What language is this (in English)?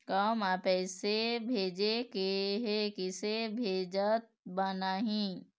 Chhattisgarhi